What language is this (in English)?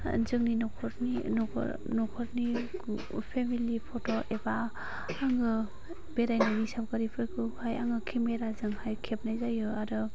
Bodo